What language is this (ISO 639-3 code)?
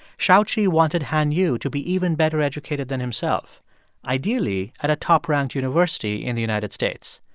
eng